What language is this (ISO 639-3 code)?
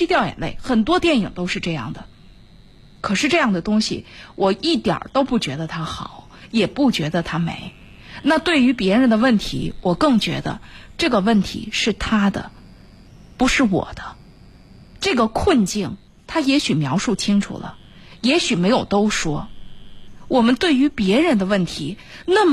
zho